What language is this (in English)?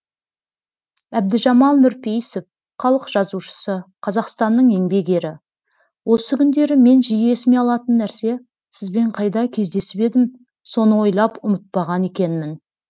Kazakh